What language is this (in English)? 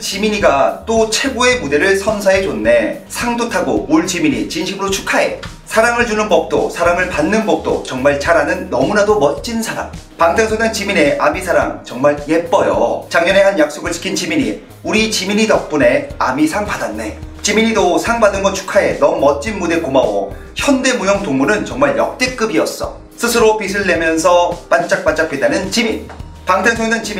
Korean